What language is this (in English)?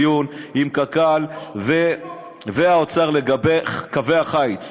Hebrew